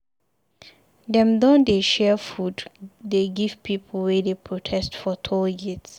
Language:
Nigerian Pidgin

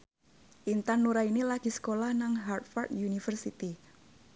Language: Javanese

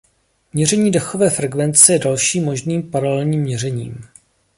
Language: Czech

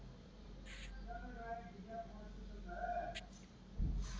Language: Kannada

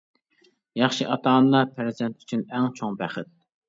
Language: Uyghur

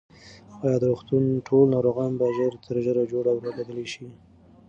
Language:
Pashto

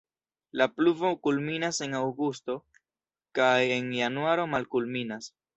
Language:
Esperanto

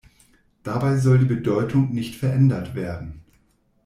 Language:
German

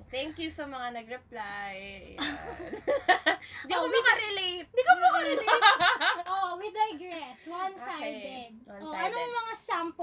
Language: Filipino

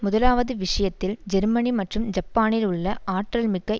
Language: Tamil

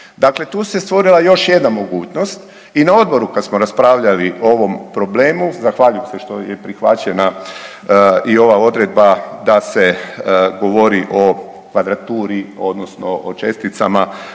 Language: Croatian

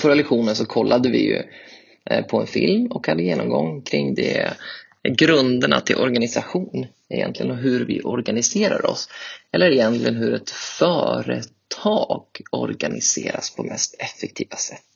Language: Swedish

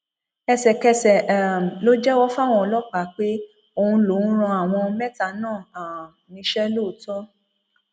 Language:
Yoruba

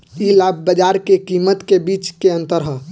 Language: Bhojpuri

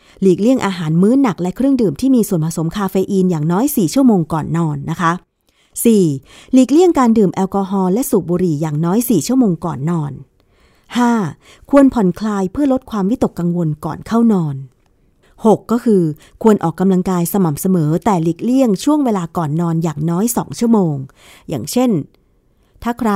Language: Thai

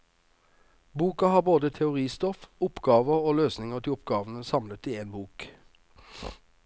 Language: Norwegian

